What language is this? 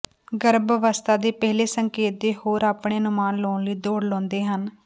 Punjabi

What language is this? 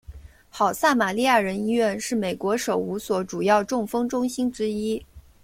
Chinese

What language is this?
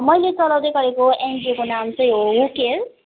Nepali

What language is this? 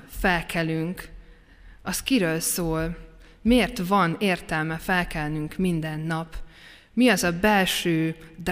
Hungarian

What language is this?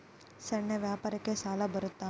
Kannada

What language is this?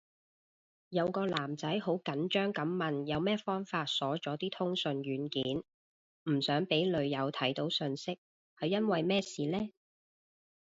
Cantonese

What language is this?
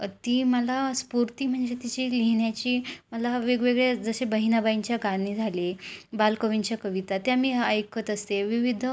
Marathi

